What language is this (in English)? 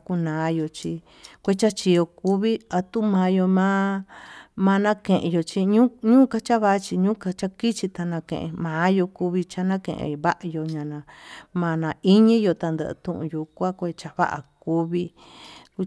Tututepec Mixtec